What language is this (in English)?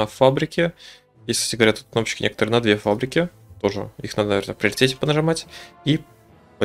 Russian